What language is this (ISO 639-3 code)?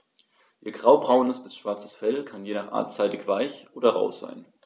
deu